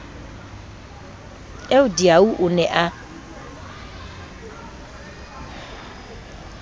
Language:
Southern Sotho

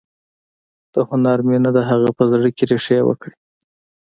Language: Pashto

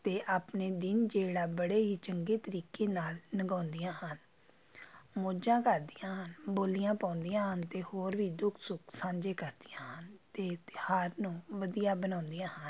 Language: Punjabi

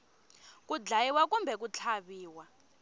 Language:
Tsonga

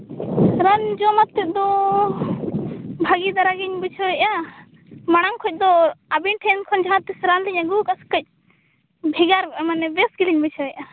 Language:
Santali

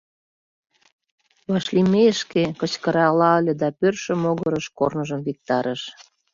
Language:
Mari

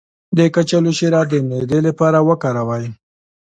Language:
Pashto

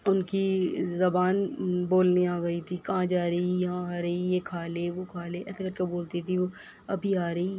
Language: Urdu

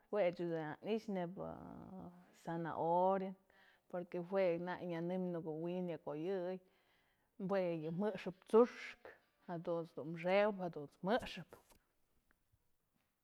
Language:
Mazatlán Mixe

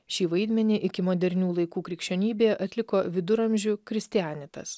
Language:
Lithuanian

